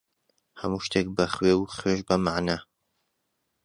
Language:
Central Kurdish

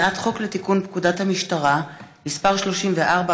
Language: Hebrew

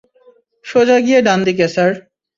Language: Bangla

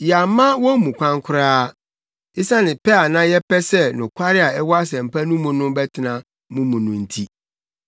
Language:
Akan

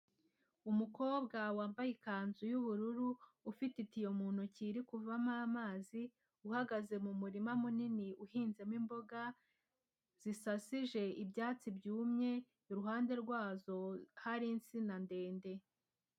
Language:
Kinyarwanda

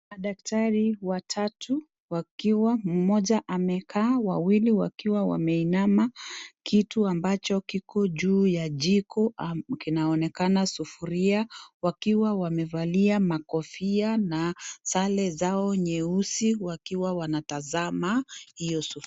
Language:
Swahili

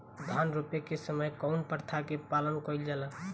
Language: Bhojpuri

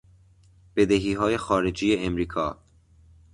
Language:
Persian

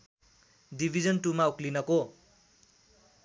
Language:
Nepali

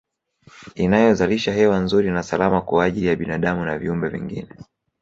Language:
Swahili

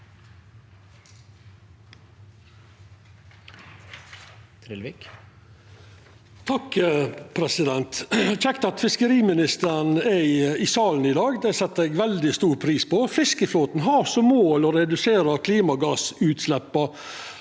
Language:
Norwegian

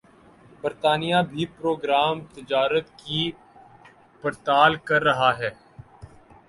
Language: Urdu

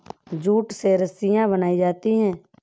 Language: Hindi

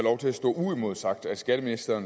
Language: Danish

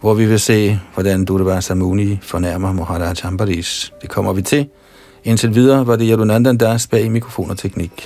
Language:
Danish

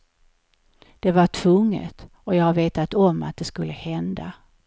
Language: Swedish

